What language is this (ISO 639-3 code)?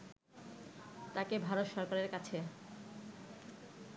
ben